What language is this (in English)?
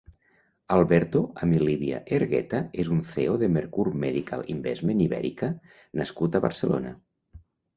Catalan